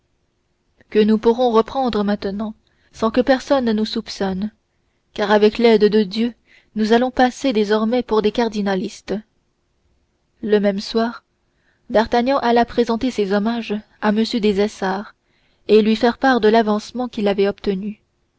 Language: French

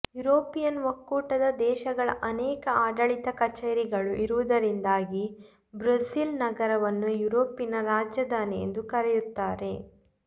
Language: Kannada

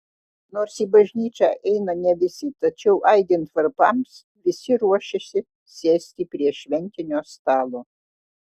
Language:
Lithuanian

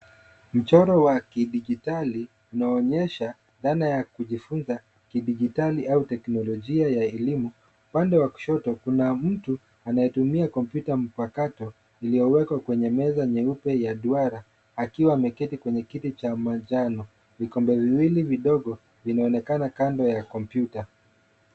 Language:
Swahili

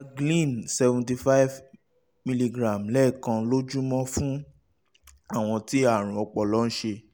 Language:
Yoruba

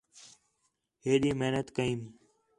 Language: Khetrani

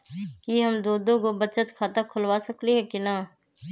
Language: Magahi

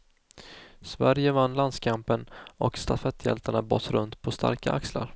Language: Swedish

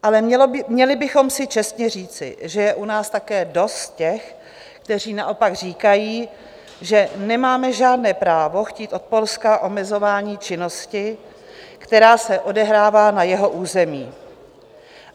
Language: Czech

